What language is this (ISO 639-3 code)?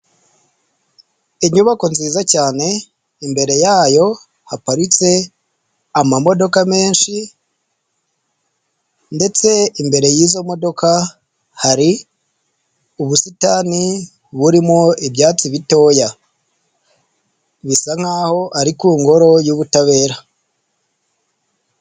kin